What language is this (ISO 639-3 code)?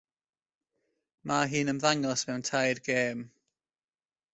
cym